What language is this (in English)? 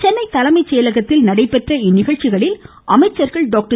Tamil